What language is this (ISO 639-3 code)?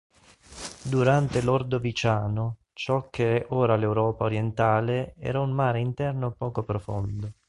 ita